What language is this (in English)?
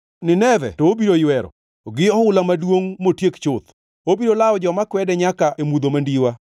Luo (Kenya and Tanzania)